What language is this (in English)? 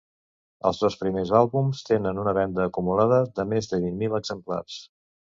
Catalan